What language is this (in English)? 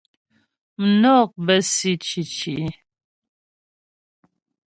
Ghomala